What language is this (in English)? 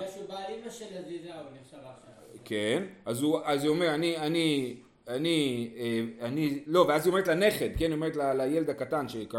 Hebrew